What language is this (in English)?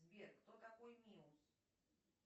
Russian